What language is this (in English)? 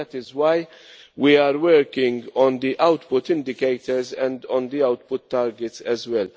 English